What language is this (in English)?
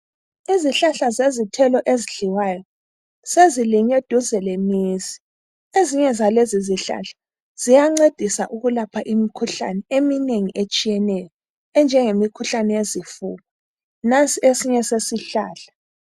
North Ndebele